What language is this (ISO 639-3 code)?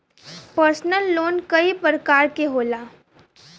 bho